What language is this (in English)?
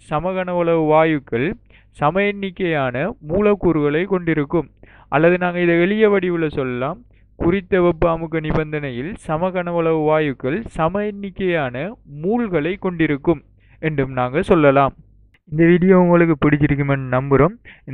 Korean